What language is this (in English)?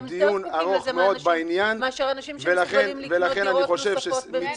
Hebrew